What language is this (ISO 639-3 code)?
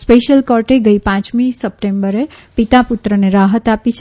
guj